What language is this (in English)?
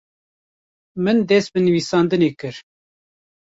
Kurdish